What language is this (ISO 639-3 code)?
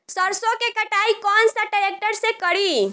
bho